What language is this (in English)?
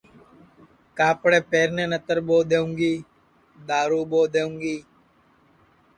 Sansi